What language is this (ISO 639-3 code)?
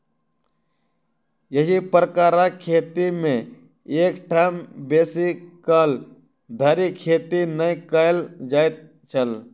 mai